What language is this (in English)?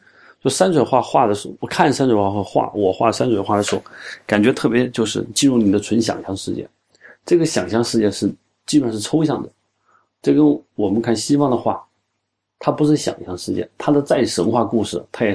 Chinese